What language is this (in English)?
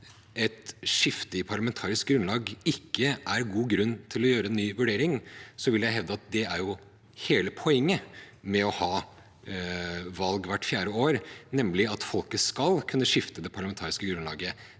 Norwegian